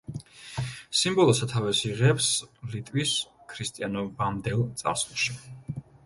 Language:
Georgian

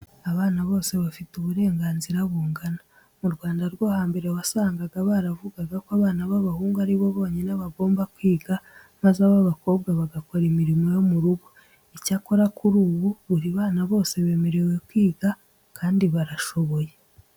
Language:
Kinyarwanda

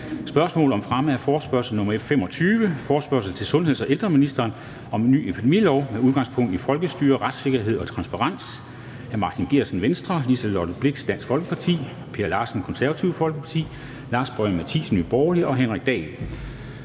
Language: Danish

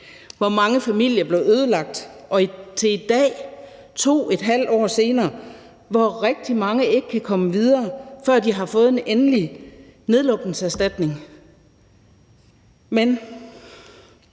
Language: Danish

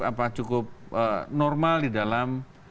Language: Indonesian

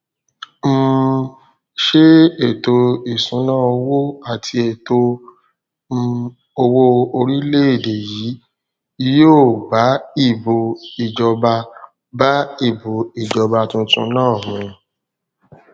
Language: Yoruba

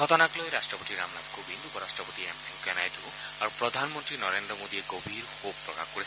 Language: Assamese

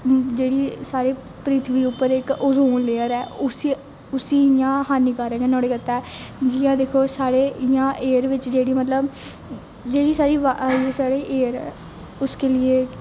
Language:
Dogri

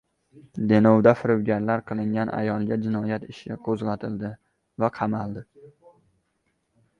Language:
Uzbek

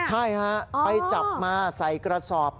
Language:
Thai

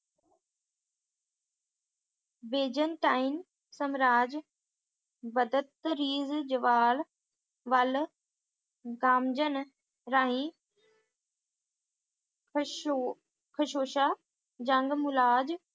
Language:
Punjabi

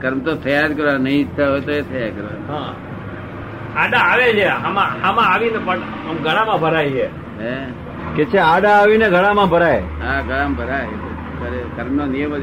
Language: Gujarati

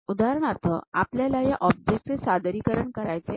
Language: Marathi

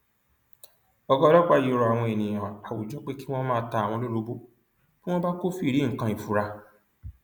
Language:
Yoruba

